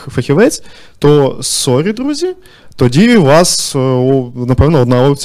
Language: Ukrainian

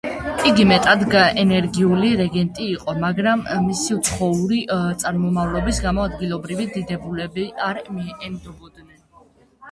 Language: Georgian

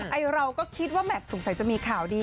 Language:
Thai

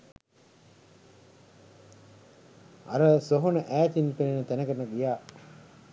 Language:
Sinhala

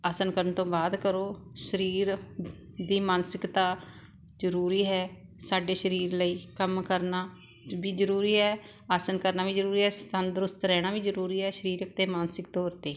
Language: Punjabi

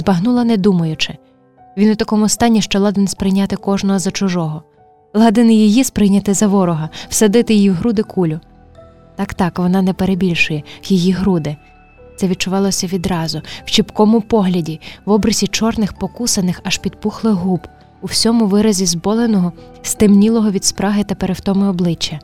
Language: Ukrainian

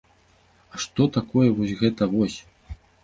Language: Belarusian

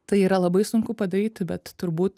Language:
Lithuanian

